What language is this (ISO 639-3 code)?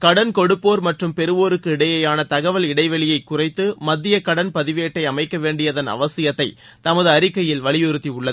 tam